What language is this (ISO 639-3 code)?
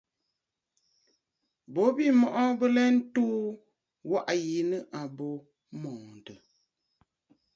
bfd